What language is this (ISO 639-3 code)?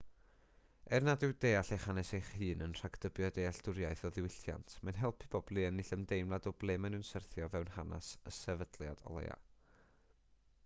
cym